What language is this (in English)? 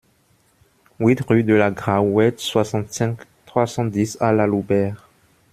French